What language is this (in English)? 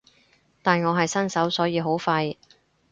Cantonese